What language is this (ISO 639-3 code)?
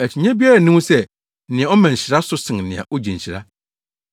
aka